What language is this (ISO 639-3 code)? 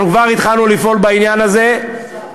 heb